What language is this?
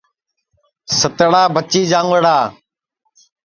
Sansi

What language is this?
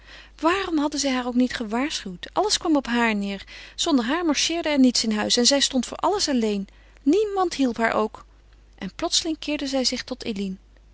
Dutch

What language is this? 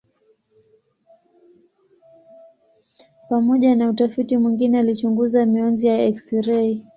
Swahili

